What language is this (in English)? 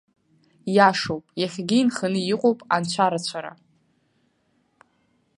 Abkhazian